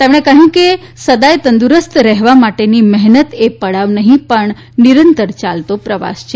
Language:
Gujarati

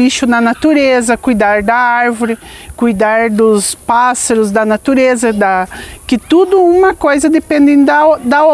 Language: Portuguese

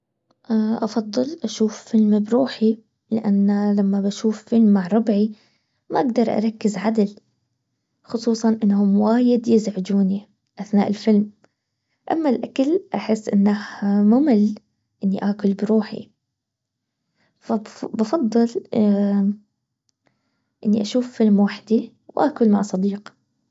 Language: Baharna Arabic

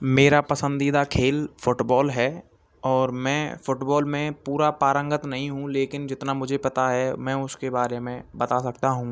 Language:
Hindi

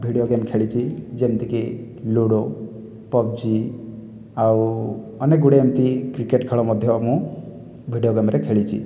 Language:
Odia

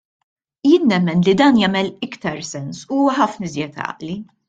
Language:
Maltese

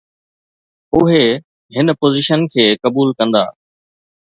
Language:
Sindhi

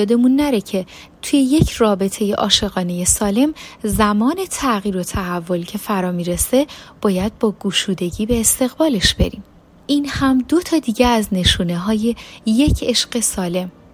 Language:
Persian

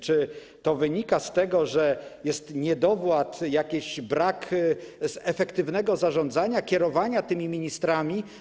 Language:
Polish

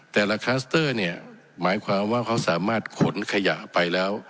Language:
Thai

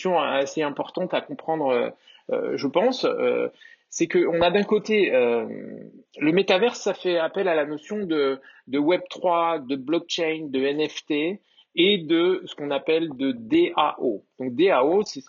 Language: French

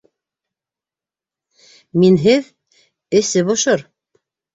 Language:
Bashkir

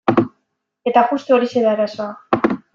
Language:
Basque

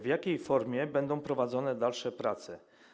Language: Polish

